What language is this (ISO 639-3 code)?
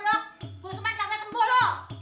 ind